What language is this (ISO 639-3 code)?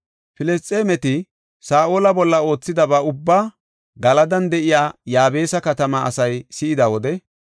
gof